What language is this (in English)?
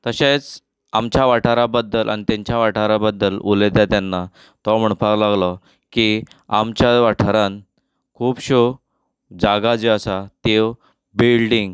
Konkani